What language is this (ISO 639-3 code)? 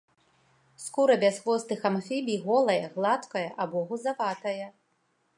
bel